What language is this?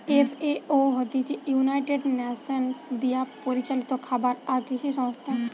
Bangla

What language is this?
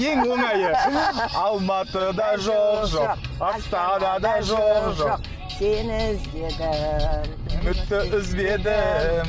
Kazakh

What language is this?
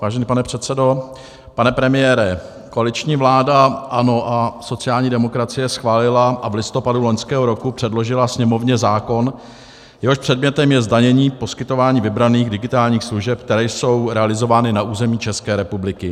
Czech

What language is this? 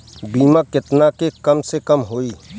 Bhojpuri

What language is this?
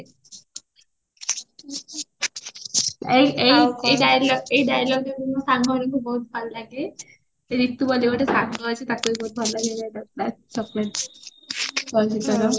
Odia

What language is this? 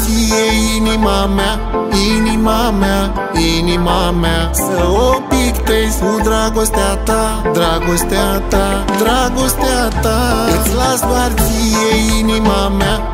Romanian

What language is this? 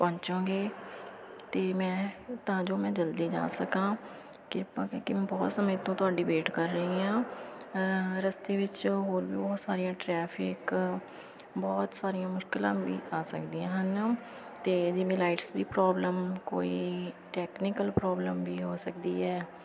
Punjabi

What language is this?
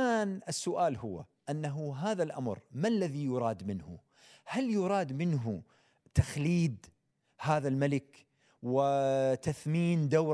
Arabic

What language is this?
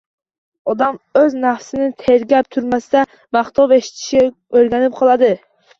Uzbek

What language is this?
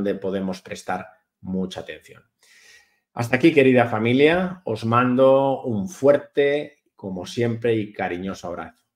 Spanish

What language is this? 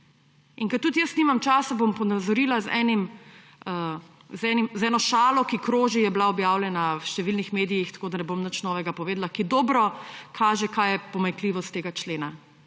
Slovenian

